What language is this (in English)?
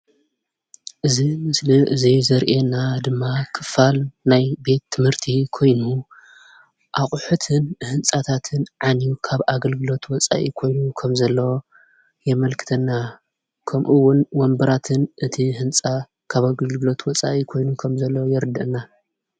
Tigrinya